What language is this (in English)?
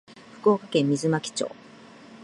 Japanese